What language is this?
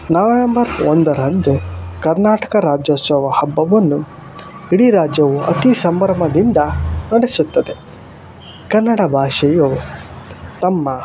Kannada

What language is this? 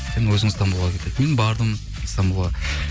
Kazakh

